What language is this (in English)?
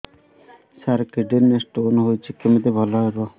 Odia